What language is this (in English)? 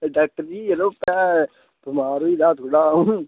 Dogri